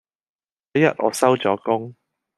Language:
Cantonese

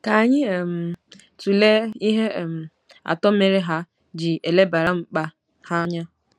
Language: Igbo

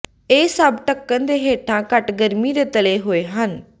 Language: Punjabi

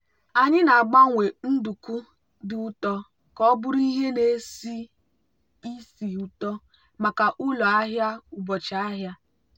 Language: Igbo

